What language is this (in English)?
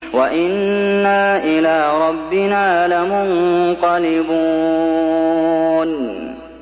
Arabic